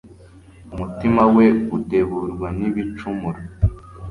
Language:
Kinyarwanda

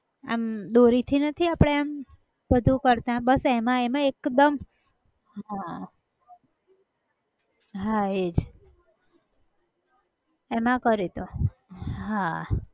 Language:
Gujarati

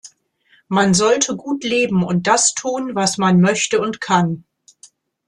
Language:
German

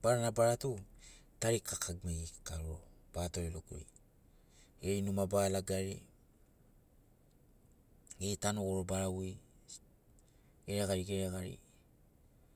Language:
Sinaugoro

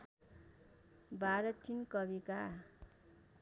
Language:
Nepali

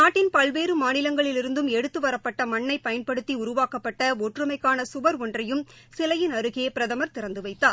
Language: Tamil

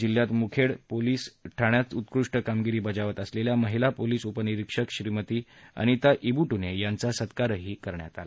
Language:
Marathi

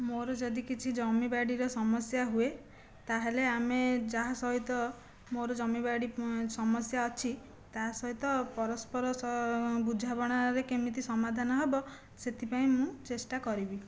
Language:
Odia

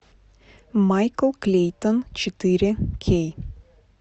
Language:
Russian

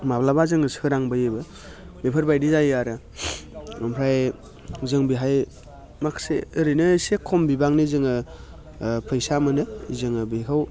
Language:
Bodo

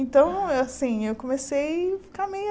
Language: Portuguese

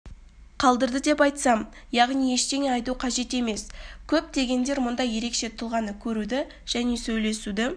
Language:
Kazakh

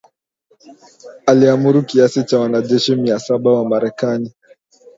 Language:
Swahili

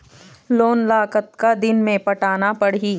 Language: Chhattisgarhi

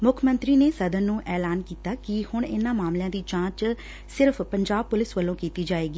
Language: Punjabi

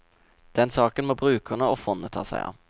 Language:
Norwegian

